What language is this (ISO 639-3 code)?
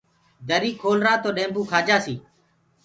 ggg